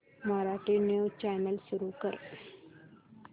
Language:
Marathi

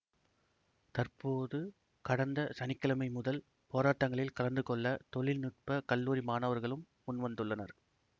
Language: Tamil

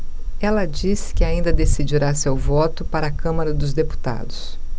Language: Portuguese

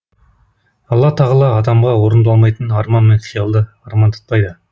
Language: Kazakh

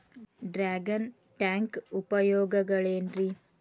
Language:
Kannada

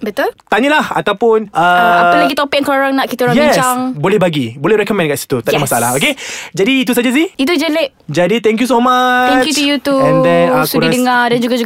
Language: Malay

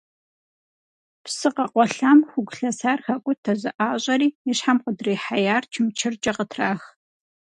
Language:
Kabardian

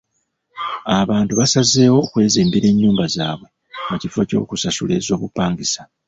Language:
Ganda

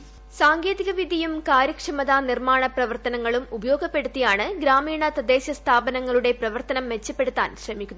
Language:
Malayalam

